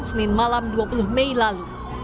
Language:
Indonesian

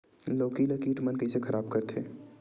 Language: Chhattisgarhi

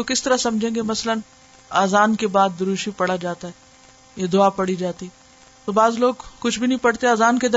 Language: Urdu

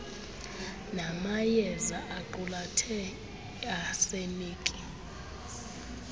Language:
Xhosa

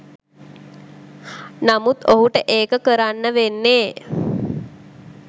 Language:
Sinhala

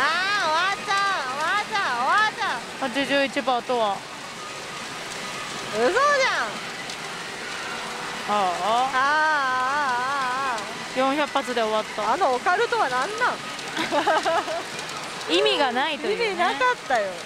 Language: Japanese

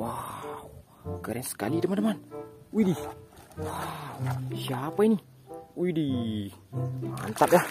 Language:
Indonesian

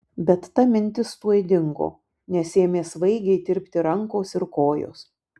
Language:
Lithuanian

